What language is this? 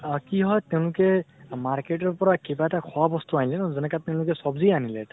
Assamese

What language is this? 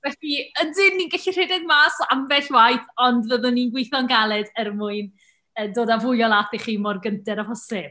Welsh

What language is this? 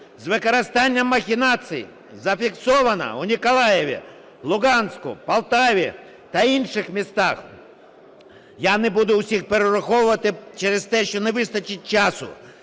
Ukrainian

